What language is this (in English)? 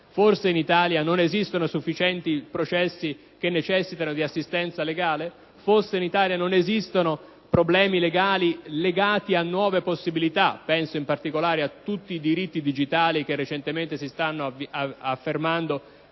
Italian